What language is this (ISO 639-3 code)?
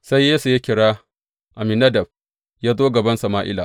hau